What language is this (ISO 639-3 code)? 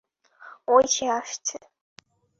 ben